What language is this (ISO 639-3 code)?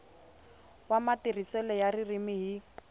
tso